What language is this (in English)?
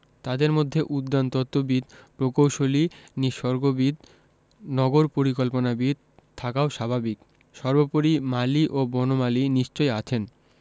Bangla